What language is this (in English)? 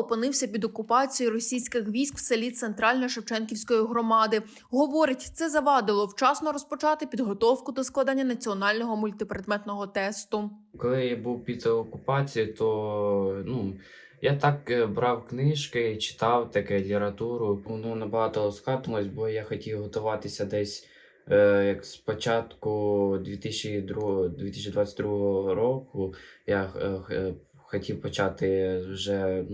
Ukrainian